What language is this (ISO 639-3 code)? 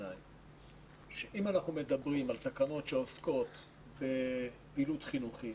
heb